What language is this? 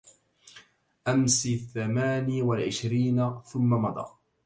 Arabic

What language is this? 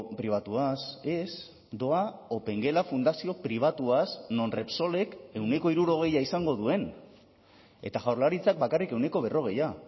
Basque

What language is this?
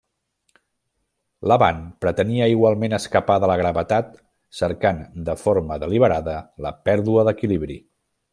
Catalan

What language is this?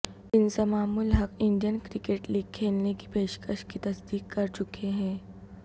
Urdu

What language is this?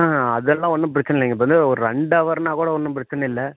Tamil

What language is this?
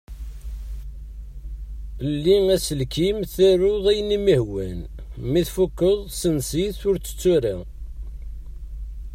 Kabyle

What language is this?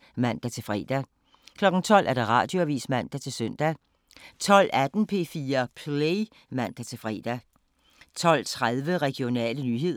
Danish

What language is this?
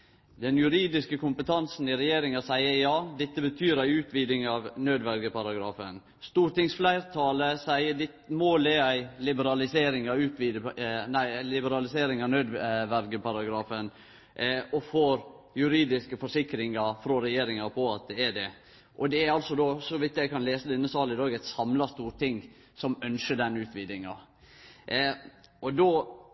Norwegian Nynorsk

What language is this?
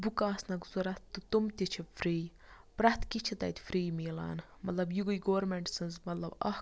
Kashmiri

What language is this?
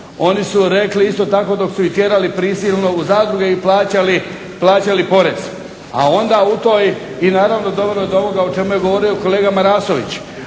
Croatian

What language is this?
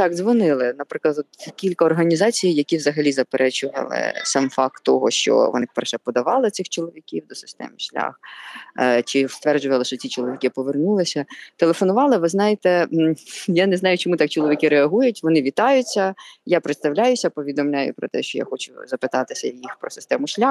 Ukrainian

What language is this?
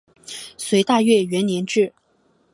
Chinese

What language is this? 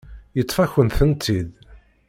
Kabyle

